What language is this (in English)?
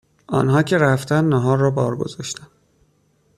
Persian